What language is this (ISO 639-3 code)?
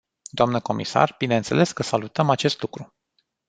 ron